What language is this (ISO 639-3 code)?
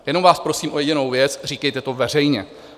ces